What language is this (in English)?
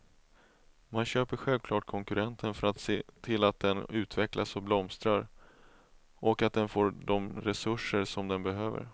Swedish